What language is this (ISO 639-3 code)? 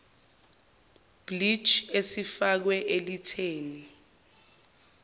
zul